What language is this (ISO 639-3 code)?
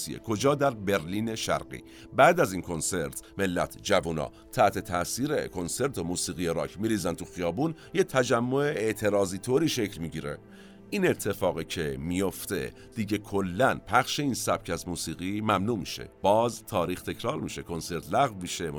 fas